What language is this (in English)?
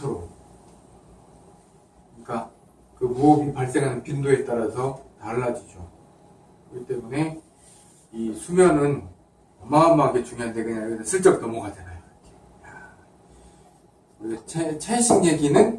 Korean